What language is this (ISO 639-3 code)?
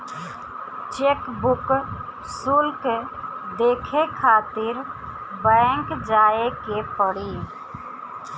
bho